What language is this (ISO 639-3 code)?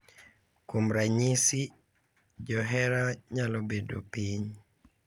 luo